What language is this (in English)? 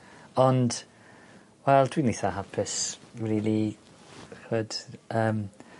Welsh